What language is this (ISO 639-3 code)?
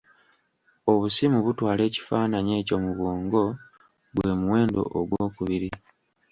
lug